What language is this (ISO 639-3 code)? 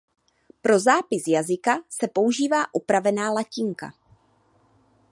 ces